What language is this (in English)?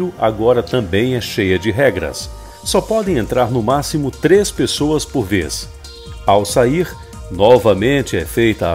Portuguese